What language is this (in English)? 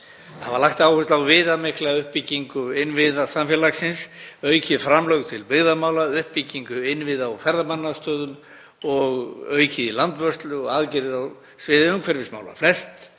Icelandic